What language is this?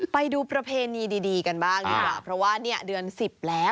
Thai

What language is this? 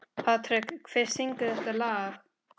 Icelandic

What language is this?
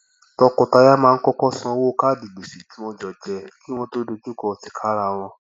Yoruba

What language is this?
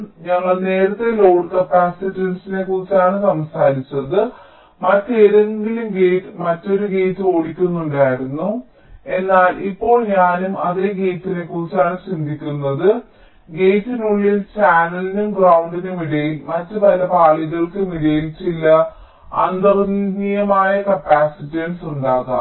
Malayalam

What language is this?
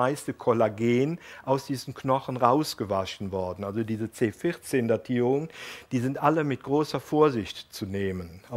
German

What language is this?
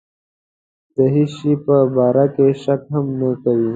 Pashto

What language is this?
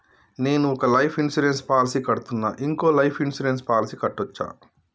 Telugu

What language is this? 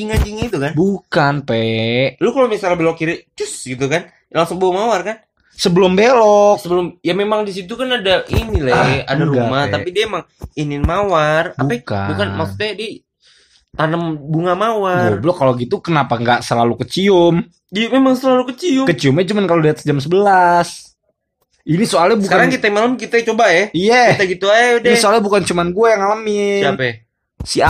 Indonesian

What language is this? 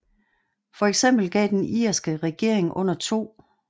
Danish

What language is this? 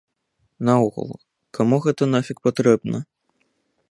Belarusian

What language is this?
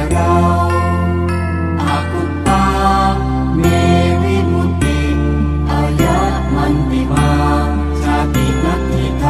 Thai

